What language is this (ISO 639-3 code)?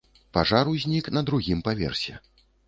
bel